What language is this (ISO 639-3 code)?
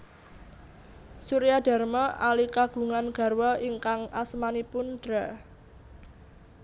jav